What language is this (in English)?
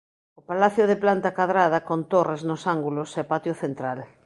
Galician